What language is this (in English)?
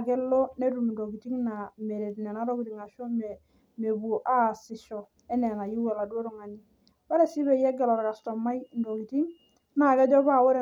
Masai